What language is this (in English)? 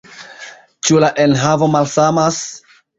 Esperanto